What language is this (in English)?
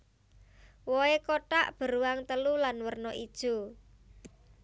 Javanese